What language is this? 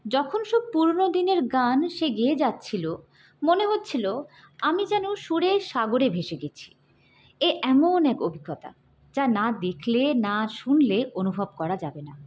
Bangla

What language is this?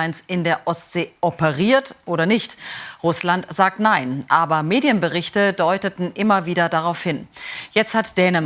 German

